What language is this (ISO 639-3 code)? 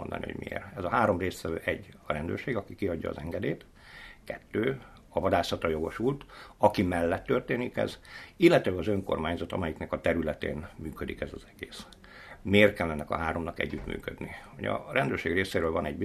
hun